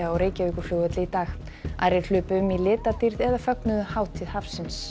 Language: Icelandic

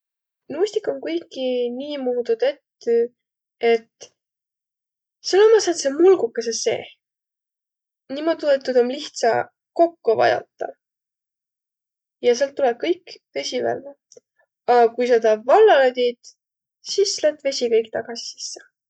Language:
Võro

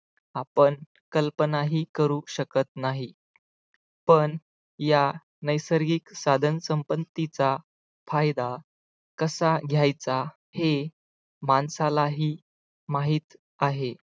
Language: Marathi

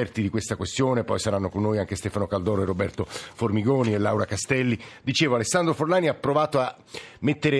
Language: Italian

